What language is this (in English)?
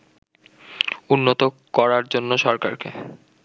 Bangla